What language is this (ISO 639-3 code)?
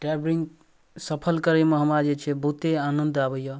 mai